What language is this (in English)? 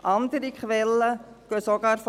Swiss German